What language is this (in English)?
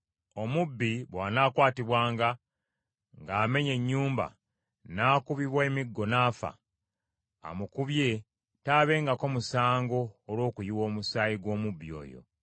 Ganda